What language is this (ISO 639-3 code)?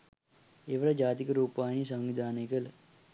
sin